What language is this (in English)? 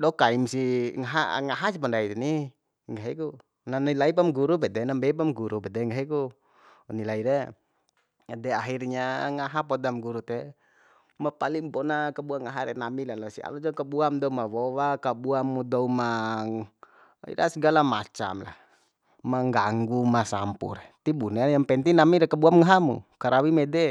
Bima